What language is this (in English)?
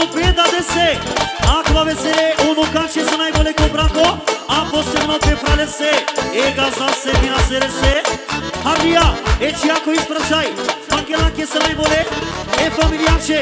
Romanian